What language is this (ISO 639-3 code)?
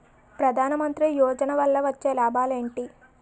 tel